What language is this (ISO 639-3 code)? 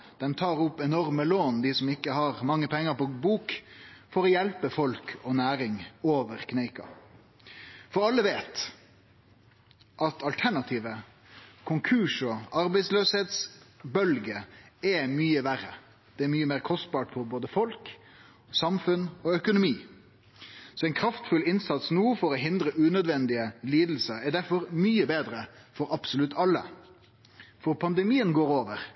nno